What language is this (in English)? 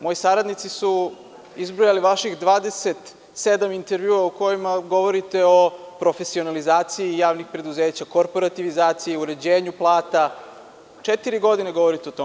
Serbian